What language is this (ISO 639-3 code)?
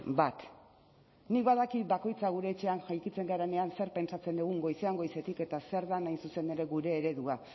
eus